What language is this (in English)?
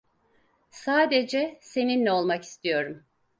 Turkish